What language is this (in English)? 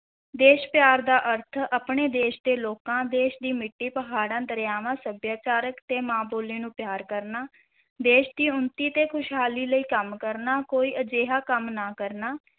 Punjabi